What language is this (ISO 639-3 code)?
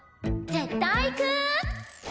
jpn